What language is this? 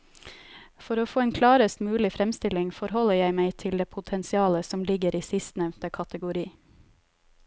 Norwegian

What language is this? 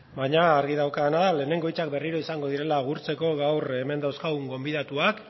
Basque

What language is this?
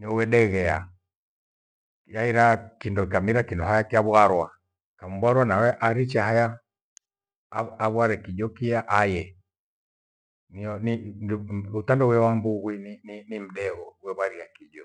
Gweno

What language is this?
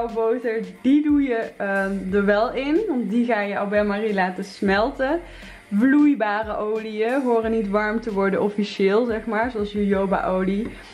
Dutch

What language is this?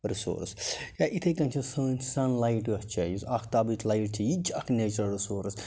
Kashmiri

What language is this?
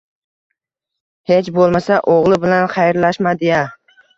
Uzbek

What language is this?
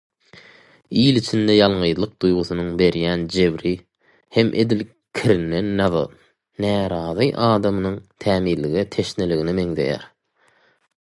Turkmen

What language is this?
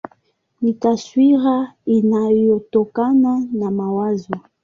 Swahili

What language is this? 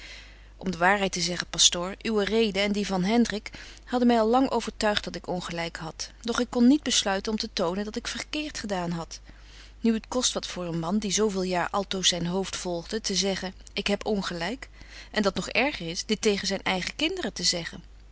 Dutch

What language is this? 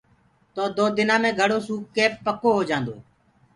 Gurgula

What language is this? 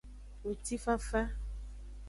Aja (Benin)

